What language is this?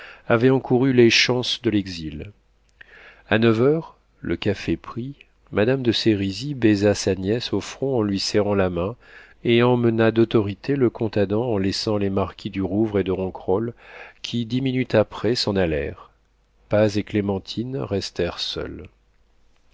French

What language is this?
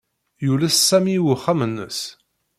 Kabyle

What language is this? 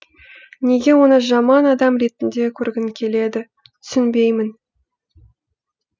Kazakh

